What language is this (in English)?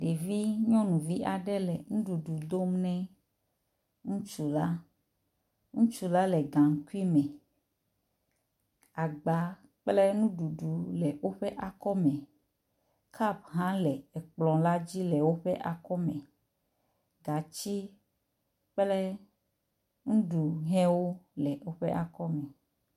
Ewe